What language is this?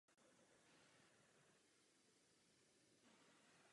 Czech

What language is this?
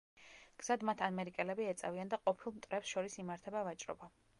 Georgian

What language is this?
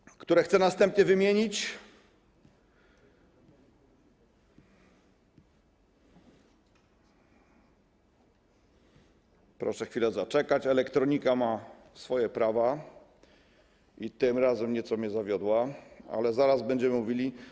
Polish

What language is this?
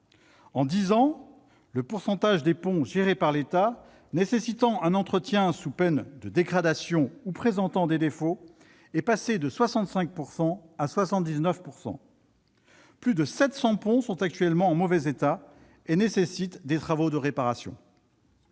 French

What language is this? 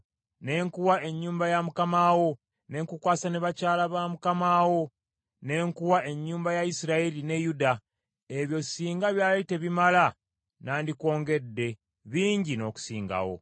Ganda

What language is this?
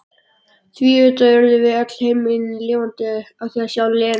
Icelandic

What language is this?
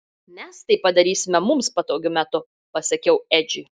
Lithuanian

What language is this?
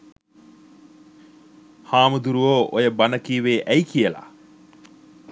Sinhala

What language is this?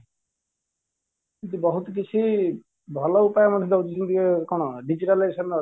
Odia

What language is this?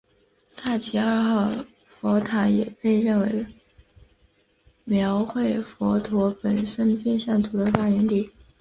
Chinese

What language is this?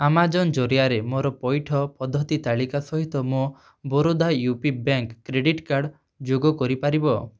Odia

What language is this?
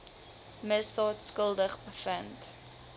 Afrikaans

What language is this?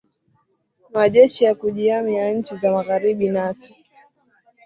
Swahili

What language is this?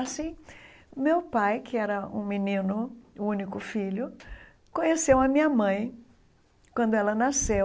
Portuguese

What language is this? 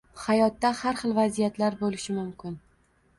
Uzbek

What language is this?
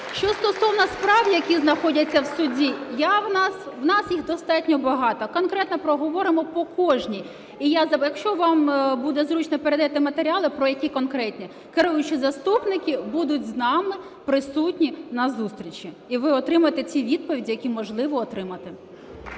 Ukrainian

